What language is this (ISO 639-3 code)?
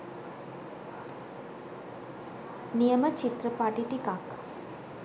sin